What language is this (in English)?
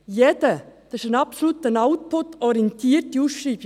Swiss German